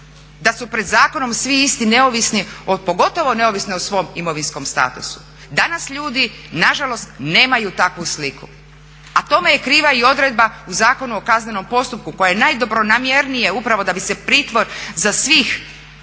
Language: Croatian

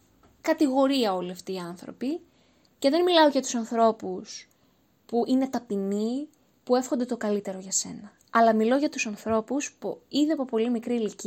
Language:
Greek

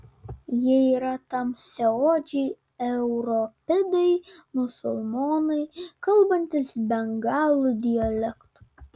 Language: Lithuanian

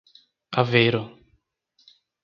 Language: Portuguese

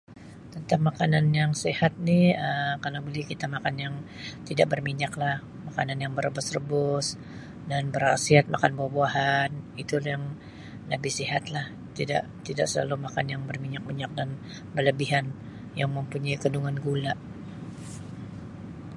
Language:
Sabah Malay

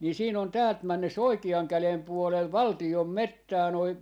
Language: Finnish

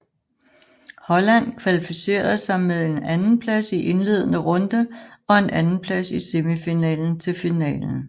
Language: Danish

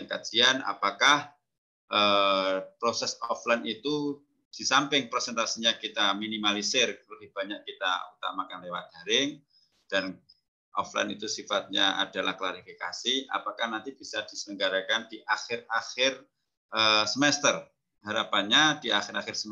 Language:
Indonesian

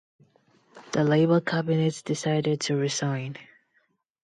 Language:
English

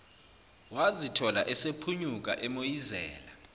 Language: Zulu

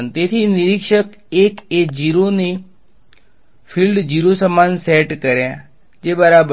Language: Gujarati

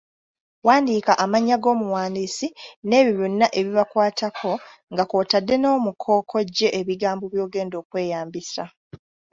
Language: Ganda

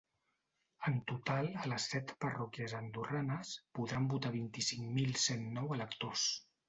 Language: Catalan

